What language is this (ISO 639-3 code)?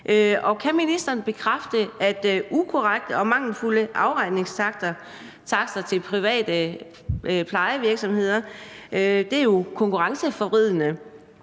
dan